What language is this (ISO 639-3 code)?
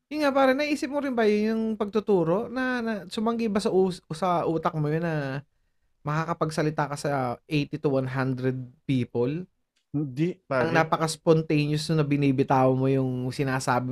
fil